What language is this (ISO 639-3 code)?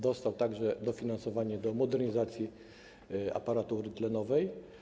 pol